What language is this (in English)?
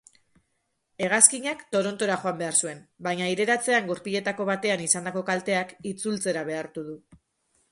Basque